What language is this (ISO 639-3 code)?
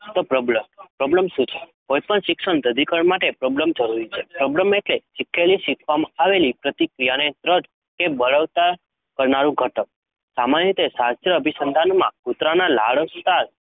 guj